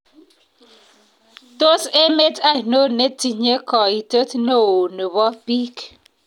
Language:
Kalenjin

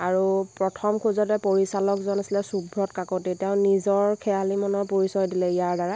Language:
Assamese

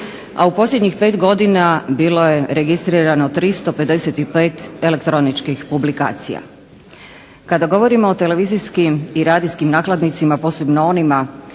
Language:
Croatian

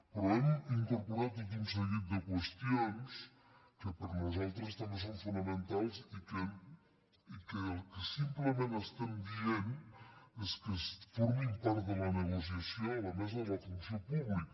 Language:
Catalan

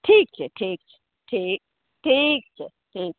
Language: Maithili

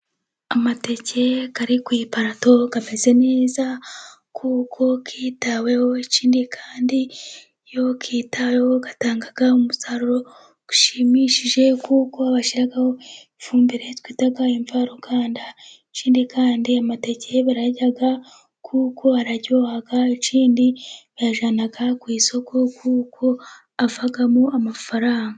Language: Kinyarwanda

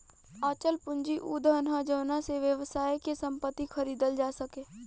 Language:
Bhojpuri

